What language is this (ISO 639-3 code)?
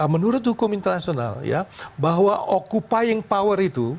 ind